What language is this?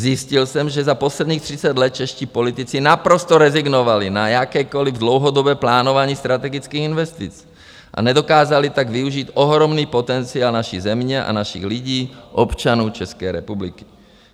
Czech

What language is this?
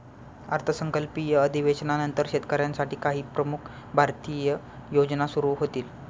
Marathi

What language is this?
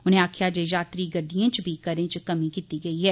Dogri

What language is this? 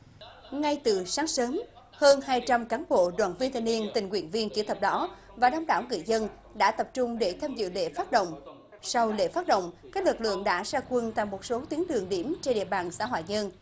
Vietnamese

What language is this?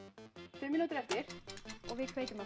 Icelandic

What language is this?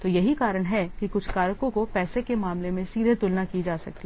Hindi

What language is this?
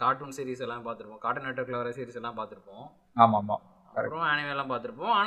Tamil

